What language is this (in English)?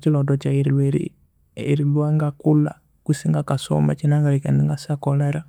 Konzo